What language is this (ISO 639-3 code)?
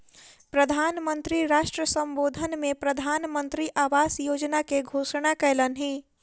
mai